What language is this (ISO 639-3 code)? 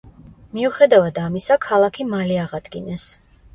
kat